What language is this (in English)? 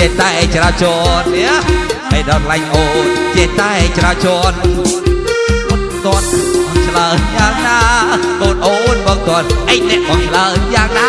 Vietnamese